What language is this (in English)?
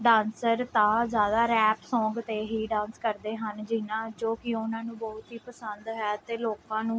Punjabi